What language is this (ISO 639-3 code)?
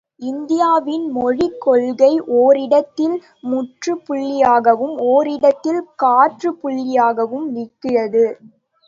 tam